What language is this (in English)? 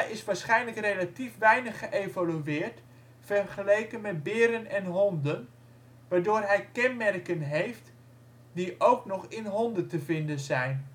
Dutch